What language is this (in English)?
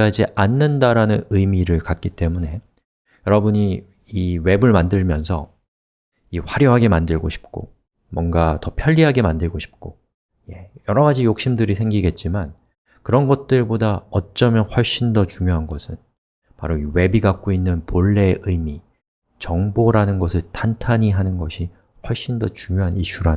Korean